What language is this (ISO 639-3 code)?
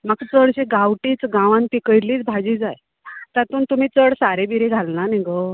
kok